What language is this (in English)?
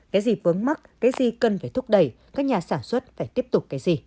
Vietnamese